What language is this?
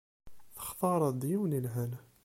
Kabyle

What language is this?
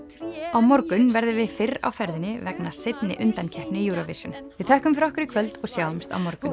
Icelandic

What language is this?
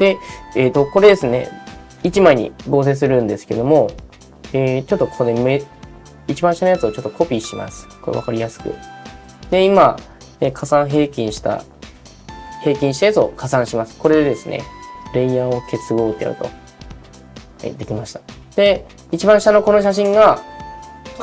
Japanese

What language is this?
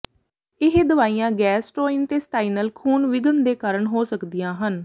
Punjabi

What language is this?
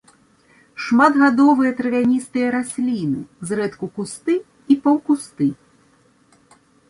Belarusian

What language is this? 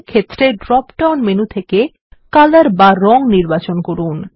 Bangla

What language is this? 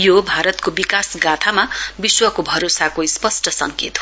Nepali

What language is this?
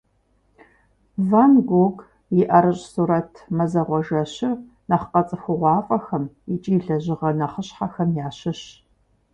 Kabardian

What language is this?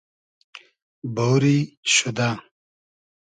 Hazaragi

